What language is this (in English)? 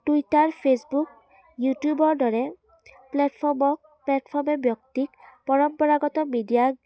Assamese